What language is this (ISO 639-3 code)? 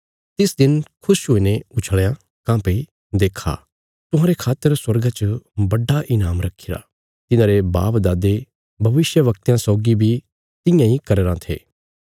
kfs